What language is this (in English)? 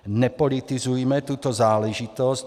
Czech